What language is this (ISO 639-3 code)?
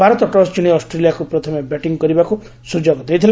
ori